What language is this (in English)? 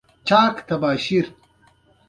Pashto